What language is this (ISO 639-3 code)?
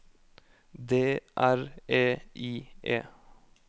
nor